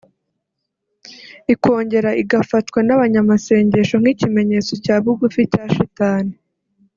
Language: Kinyarwanda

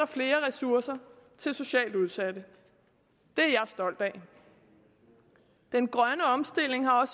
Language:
Danish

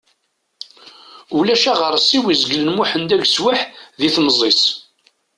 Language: Kabyle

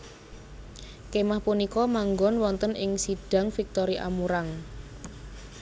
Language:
Javanese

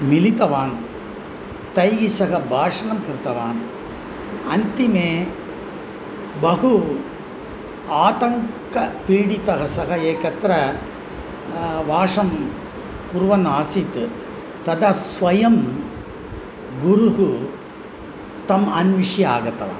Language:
Sanskrit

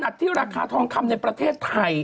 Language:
Thai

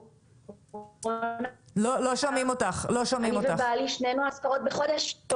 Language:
Hebrew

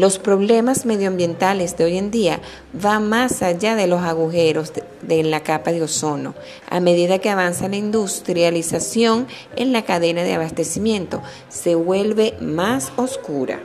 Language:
Spanish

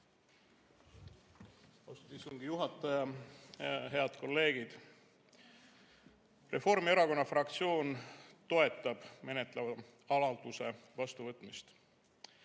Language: Estonian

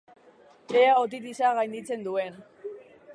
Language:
Basque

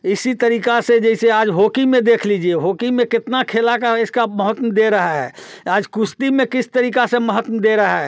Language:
Hindi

